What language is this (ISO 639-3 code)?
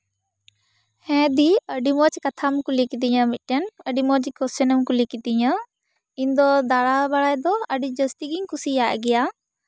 sat